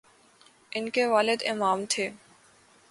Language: Urdu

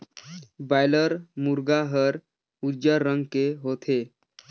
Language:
Chhattisgarhi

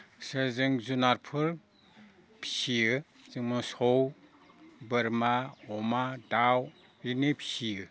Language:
Bodo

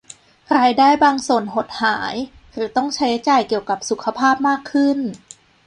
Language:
Thai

